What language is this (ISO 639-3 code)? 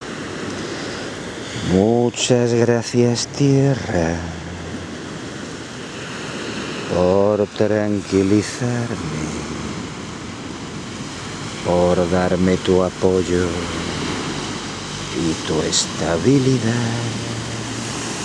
spa